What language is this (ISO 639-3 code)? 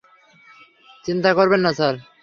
ben